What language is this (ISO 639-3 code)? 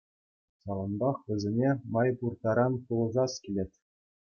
chv